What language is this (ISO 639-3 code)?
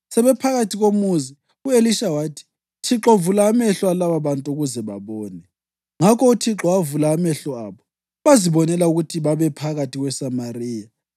nde